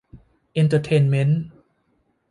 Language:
Thai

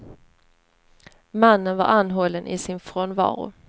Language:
Swedish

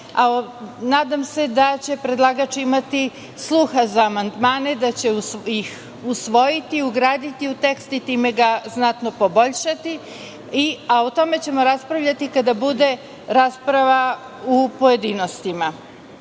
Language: Serbian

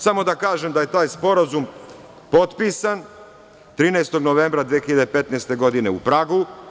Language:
Serbian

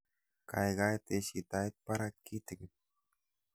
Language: Kalenjin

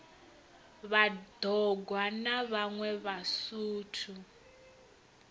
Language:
Venda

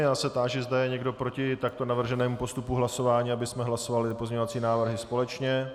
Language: Czech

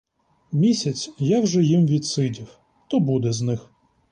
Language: Ukrainian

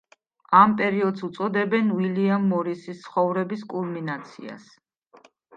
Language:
Georgian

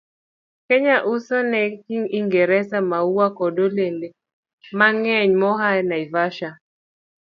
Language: Luo (Kenya and Tanzania)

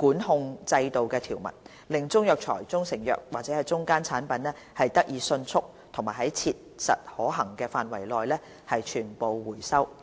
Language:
Cantonese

